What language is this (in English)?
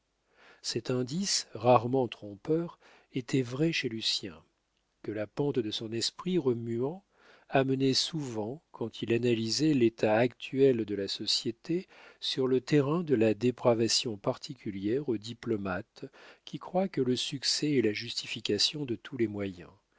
French